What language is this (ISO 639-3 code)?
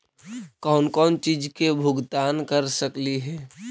mag